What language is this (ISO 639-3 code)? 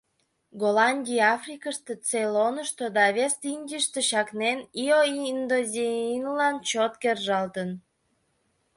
chm